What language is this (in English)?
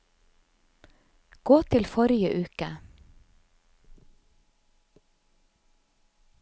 Norwegian